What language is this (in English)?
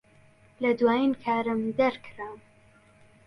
Central Kurdish